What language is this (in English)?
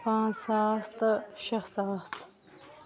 Kashmiri